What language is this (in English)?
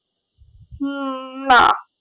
Bangla